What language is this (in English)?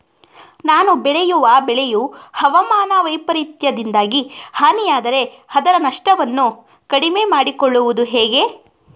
Kannada